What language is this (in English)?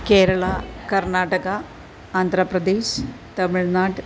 Malayalam